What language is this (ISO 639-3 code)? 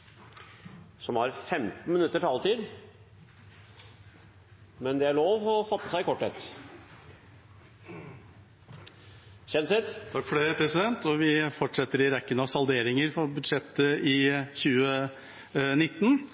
nob